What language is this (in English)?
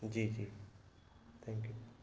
Sindhi